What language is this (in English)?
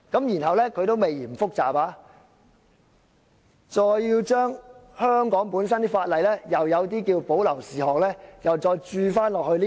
Cantonese